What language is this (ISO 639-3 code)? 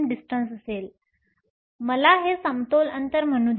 mar